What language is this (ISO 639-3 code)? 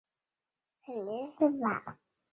zho